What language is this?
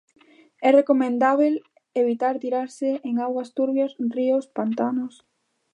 Galician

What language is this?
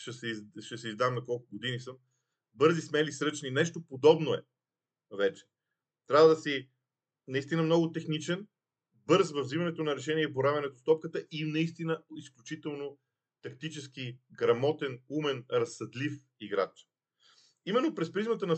Bulgarian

